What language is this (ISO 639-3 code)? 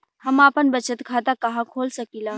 bho